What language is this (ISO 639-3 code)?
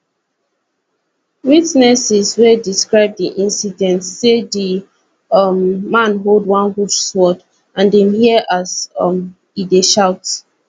pcm